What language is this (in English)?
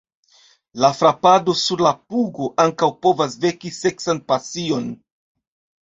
Esperanto